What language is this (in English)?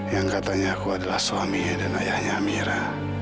Indonesian